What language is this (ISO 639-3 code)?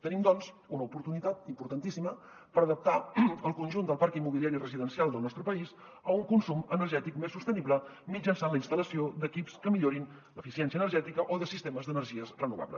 cat